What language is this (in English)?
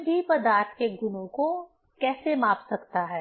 Hindi